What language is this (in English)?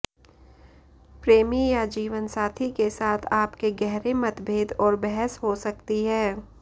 Hindi